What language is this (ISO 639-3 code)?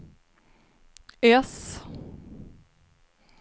swe